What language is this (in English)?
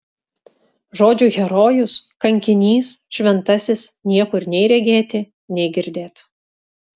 Lithuanian